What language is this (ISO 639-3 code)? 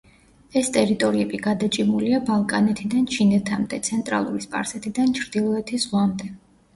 kat